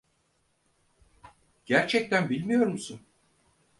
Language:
Turkish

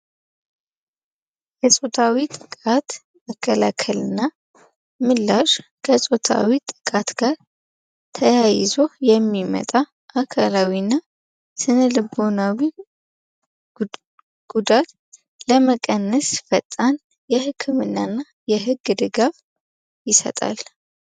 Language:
Amharic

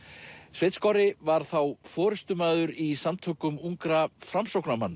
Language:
Icelandic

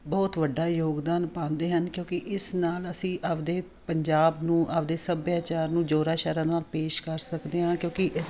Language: Punjabi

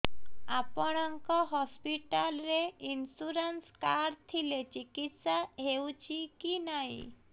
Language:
Odia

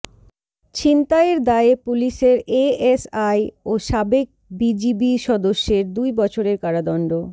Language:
Bangla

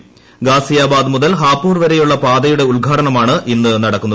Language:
Malayalam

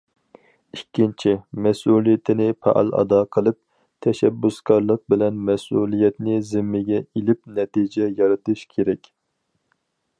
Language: Uyghur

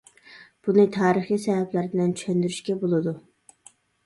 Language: Uyghur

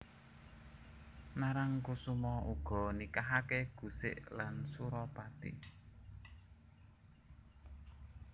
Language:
Javanese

